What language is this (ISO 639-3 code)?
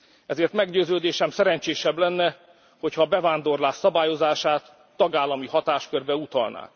hun